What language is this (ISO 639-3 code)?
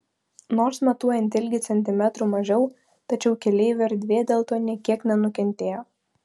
lit